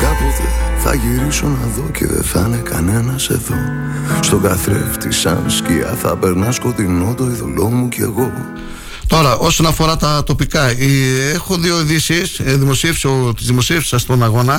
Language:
Greek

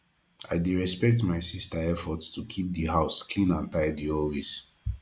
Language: Nigerian Pidgin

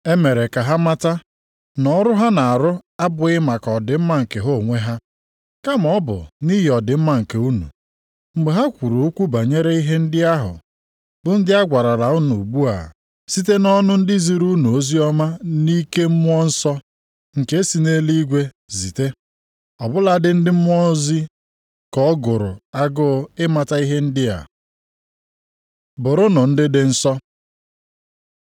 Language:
Igbo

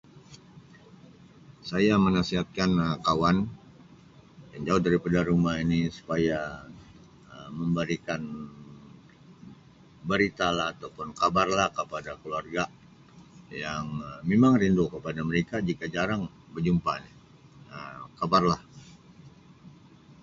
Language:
Sabah Malay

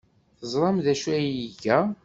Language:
Kabyle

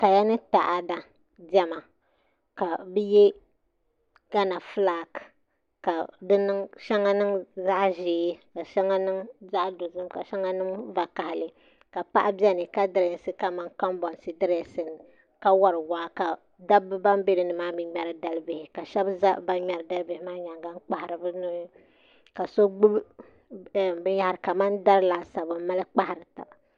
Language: Dagbani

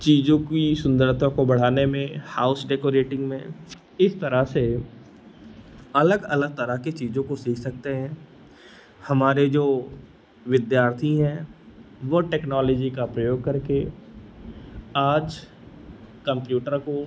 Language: Hindi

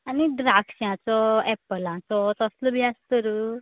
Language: Konkani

